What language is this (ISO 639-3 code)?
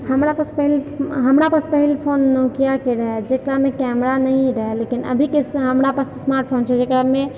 mai